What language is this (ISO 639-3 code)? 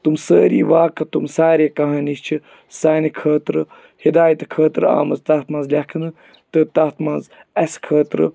kas